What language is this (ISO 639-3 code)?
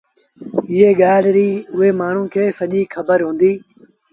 sbn